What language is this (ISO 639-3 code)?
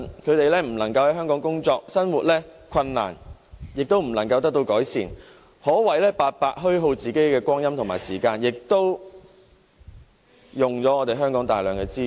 yue